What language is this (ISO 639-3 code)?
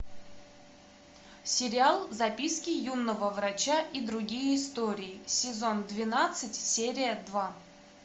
rus